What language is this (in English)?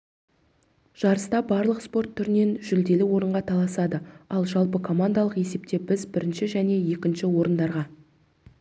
Kazakh